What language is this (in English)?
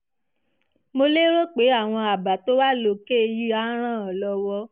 Yoruba